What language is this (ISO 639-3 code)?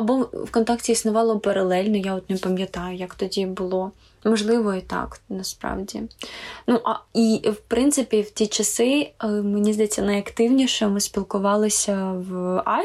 ukr